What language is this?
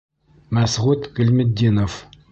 Bashkir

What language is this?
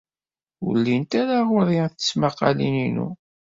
Kabyle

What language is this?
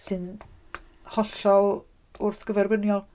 Welsh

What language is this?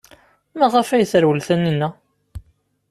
Kabyle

